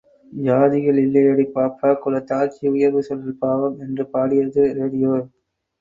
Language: Tamil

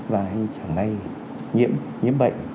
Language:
Vietnamese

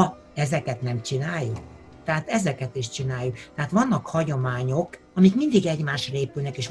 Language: Hungarian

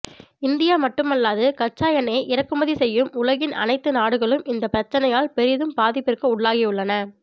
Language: Tamil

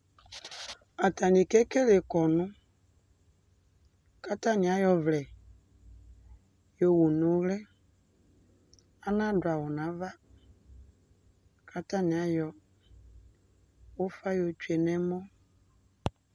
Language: Ikposo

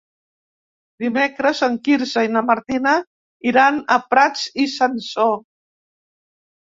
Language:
Catalan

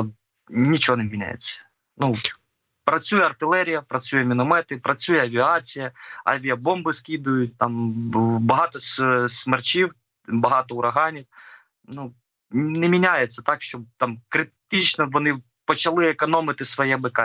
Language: Ukrainian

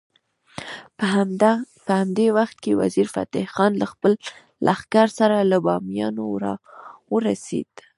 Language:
Pashto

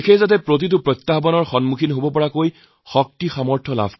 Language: Assamese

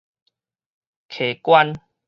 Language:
Min Nan Chinese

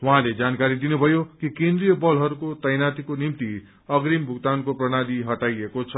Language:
Nepali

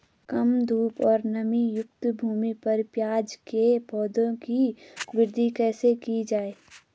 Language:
Hindi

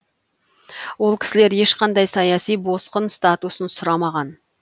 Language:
Kazakh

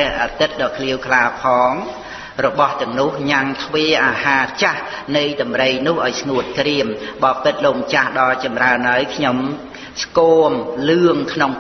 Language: Khmer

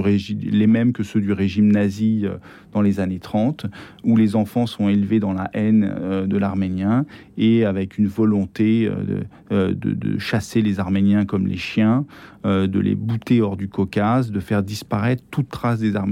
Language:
French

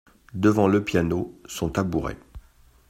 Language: French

